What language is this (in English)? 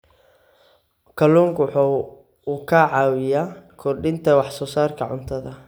Somali